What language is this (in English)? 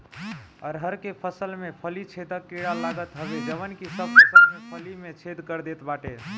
Bhojpuri